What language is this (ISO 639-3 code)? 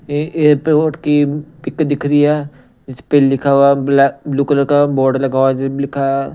hin